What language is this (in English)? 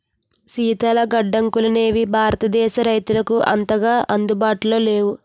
Telugu